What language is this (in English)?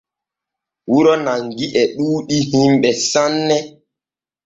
Borgu Fulfulde